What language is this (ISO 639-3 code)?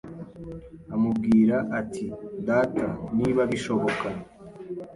kin